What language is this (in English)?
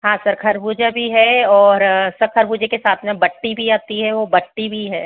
Hindi